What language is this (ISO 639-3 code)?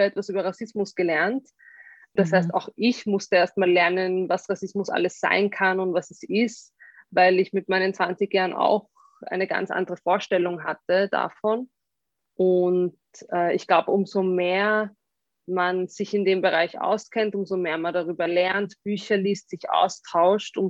deu